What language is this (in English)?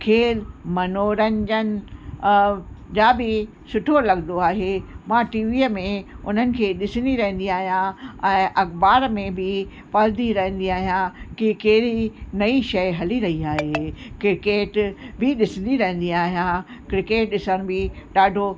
Sindhi